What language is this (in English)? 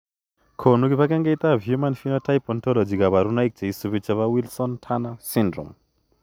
Kalenjin